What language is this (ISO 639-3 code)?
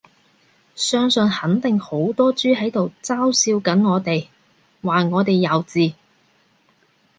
yue